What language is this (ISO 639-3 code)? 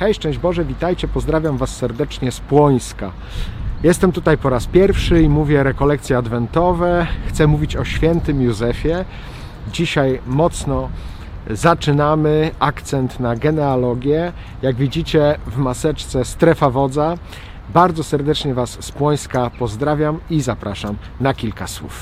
pol